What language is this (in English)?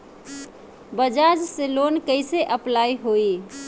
Bhojpuri